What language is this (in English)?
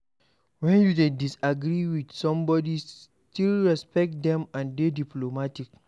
Nigerian Pidgin